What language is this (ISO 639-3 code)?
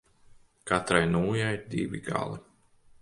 lav